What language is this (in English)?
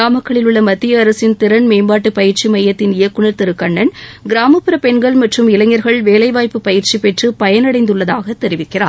Tamil